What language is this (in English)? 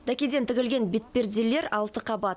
Kazakh